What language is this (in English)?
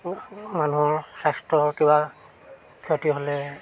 Assamese